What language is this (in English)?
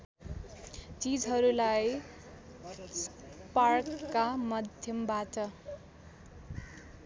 Nepali